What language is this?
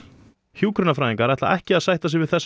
Icelandic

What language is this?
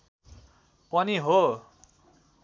Nepali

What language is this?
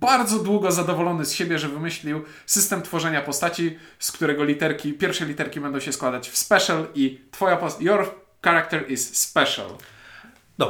Polish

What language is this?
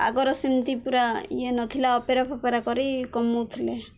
Odia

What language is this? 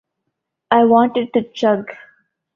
English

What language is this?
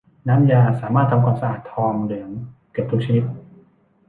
Thai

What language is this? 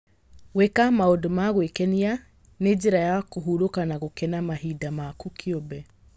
Kikuyu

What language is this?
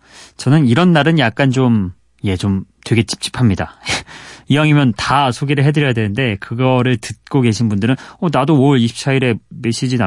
Korean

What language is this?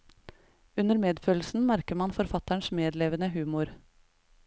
Norwegian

